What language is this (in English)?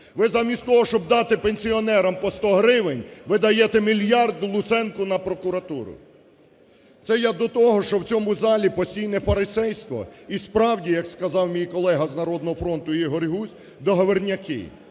Ukrainian